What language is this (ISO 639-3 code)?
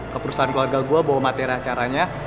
ind